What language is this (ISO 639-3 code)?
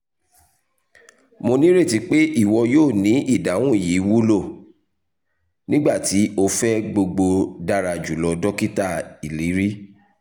yor